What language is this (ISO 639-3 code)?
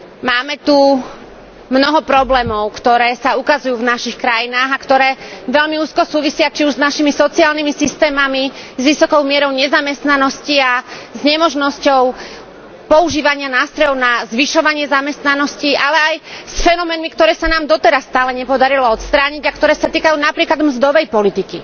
slk